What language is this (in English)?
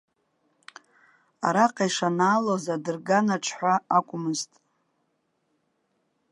Abkhazian